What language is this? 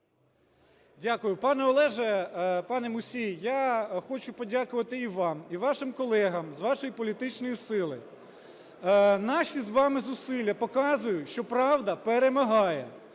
Ukrainian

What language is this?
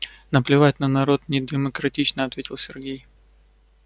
Russian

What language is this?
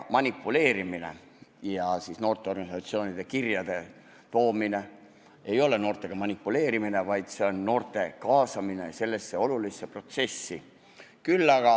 Estonian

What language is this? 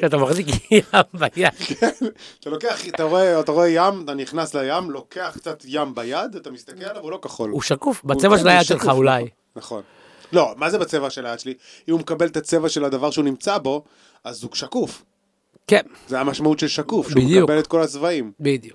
Hebrew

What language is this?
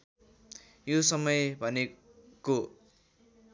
Nepali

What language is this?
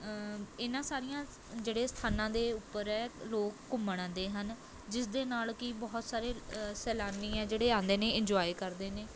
Punjabi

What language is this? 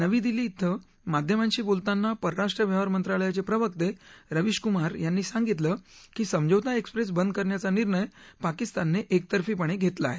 Marathi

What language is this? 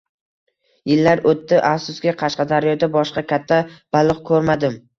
Uzbek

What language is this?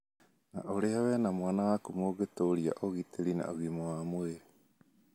Kikuyu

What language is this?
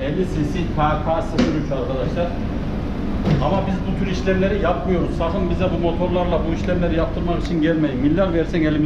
Turkish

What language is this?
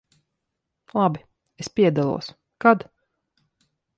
Latvian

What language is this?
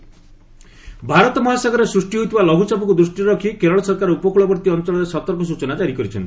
Odia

